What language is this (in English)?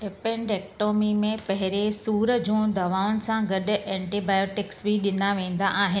Sindhi